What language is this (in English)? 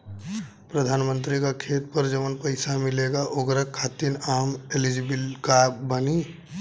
Bhojpuri